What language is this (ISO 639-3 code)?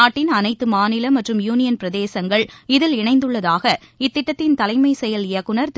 tam